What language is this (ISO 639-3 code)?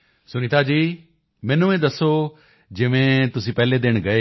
pan